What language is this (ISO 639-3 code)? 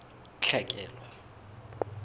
sot